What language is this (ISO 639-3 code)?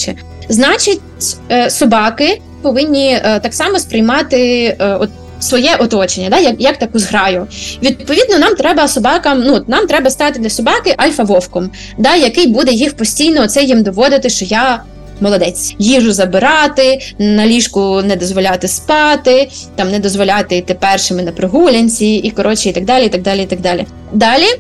ukr